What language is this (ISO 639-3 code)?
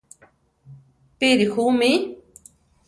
tar